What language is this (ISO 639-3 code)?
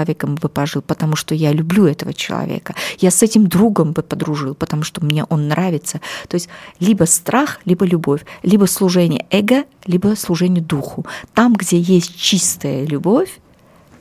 rus